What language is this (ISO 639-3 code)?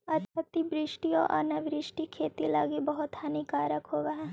mag